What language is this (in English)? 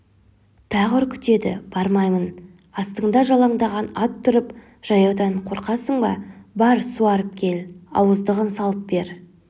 Kazakh